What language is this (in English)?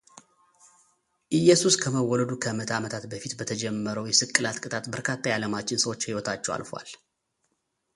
Amharic